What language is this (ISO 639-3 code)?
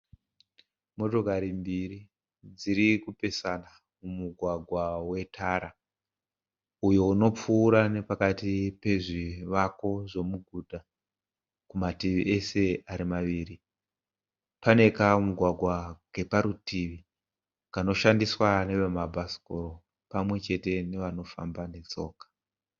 sna